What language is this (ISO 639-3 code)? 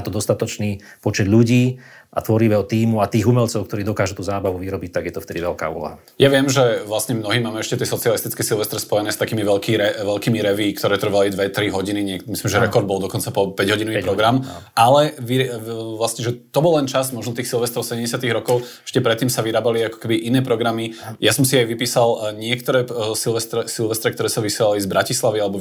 slk